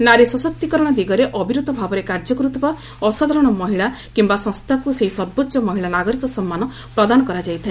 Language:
Odia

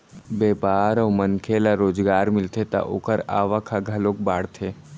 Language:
Chhattisgarhi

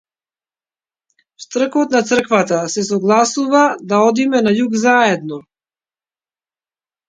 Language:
Macedonian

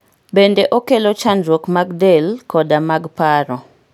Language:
Luo (Kenya and Tanzania)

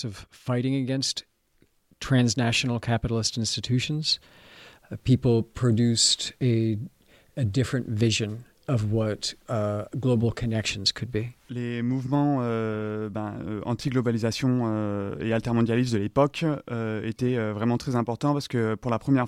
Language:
French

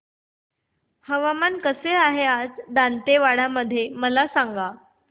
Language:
Marathi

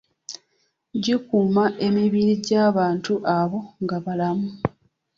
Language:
Ganda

